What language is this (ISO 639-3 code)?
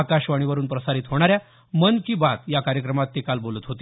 mar